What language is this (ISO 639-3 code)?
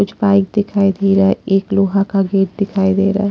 hin